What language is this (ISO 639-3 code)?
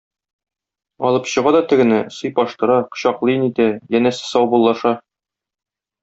tat